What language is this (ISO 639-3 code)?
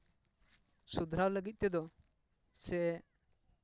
sat